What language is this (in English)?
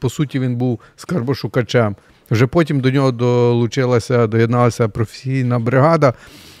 Ukrainian